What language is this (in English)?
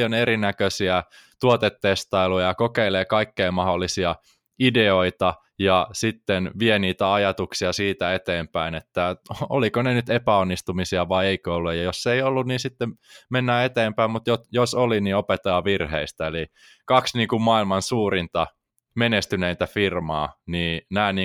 Finnish